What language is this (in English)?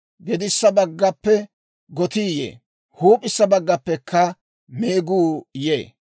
Dawro